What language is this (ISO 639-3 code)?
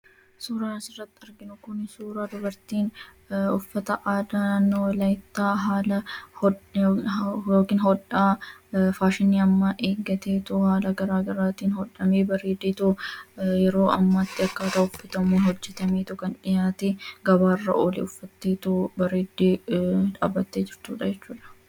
orm